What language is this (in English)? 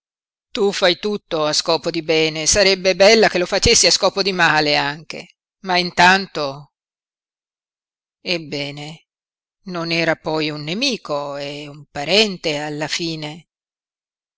Italian